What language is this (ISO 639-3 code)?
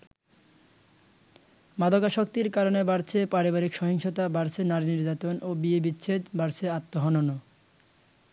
ben